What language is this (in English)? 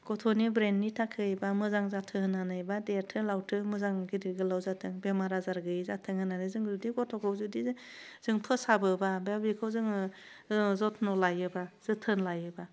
Bodo